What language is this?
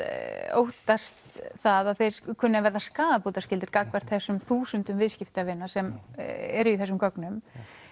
Icelandic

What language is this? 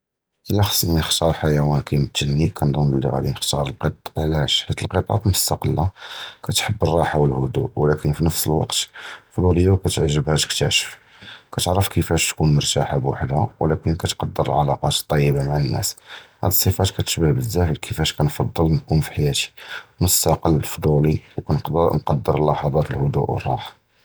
Judeo-Arabic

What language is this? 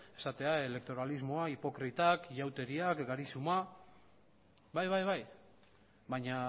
Basque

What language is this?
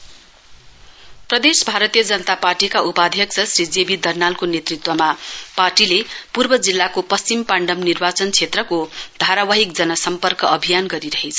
Nepali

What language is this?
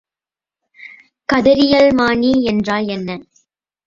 Tamil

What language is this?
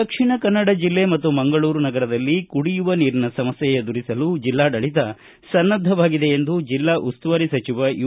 Kannada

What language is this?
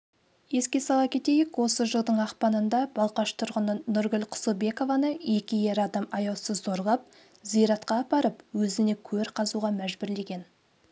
Kazakh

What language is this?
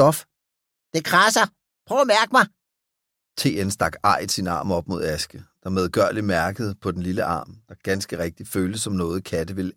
Danish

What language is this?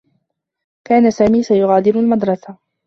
Arabic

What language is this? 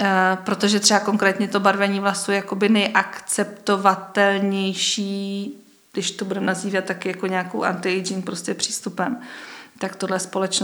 Czech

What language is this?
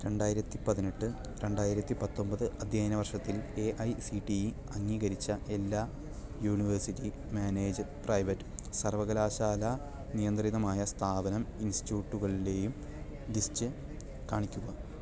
Malayalam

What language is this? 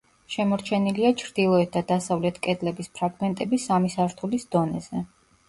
Georgian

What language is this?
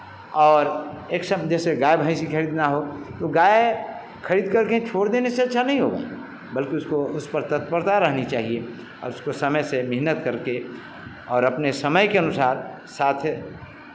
Hindi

